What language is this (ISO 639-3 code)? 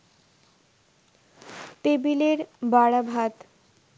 ben